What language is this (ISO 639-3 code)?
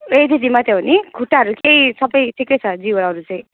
nep